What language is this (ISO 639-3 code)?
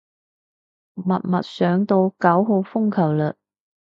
yue